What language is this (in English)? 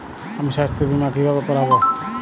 Bangla